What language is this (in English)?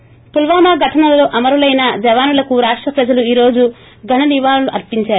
Telugu